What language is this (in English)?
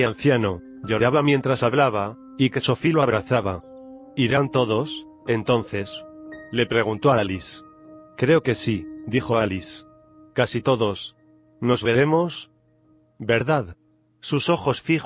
Spanish